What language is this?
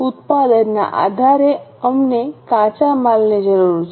Gujarati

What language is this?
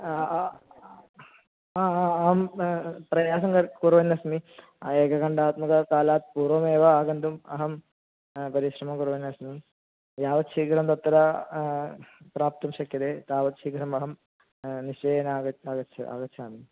Sanskrit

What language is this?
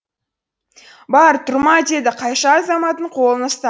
Kazakh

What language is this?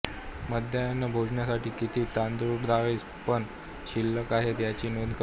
Marathi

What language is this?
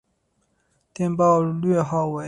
Chinese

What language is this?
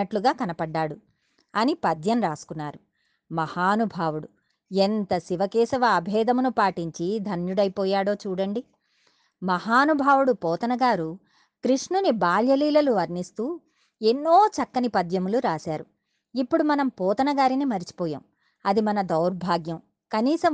Telugu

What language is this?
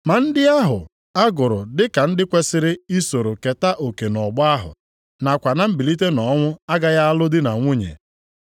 Igbo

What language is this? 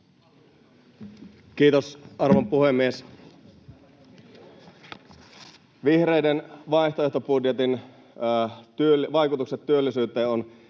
Finnish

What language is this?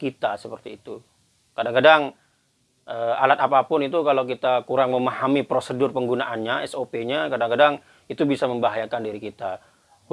Indonesian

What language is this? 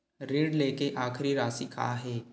Chhattisgarhi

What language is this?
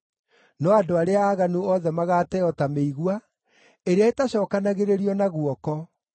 Kikuyu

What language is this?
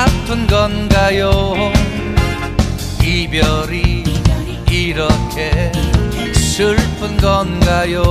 Korean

